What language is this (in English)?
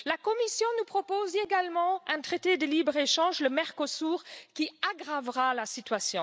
French